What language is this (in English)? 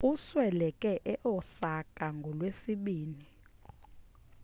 Xhosa